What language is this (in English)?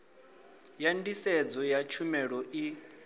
Venda